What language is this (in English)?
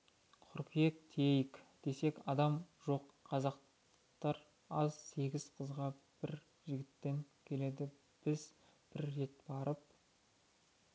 Kazakh